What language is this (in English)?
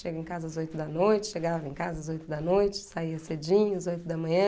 Portuguese